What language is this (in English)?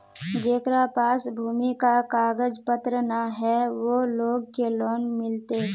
Magahi